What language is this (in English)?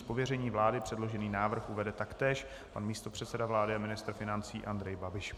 Czech